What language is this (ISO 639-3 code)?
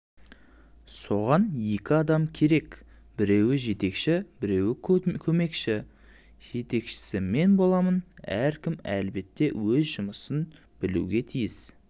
kaz